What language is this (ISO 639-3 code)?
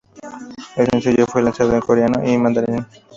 spa